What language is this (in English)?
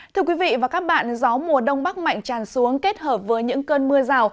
Vietnamese